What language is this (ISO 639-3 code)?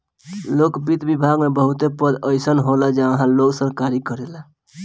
bho